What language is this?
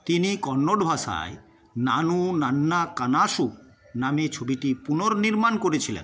Bangla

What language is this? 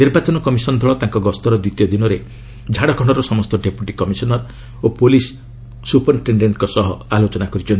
Odia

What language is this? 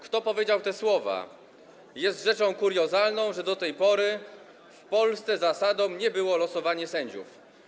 Polish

